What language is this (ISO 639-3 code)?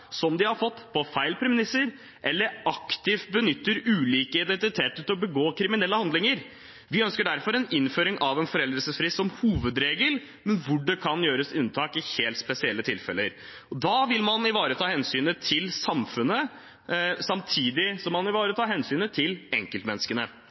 nob